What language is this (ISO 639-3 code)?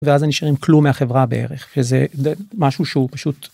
heb